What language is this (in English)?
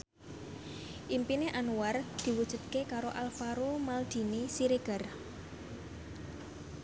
Javanese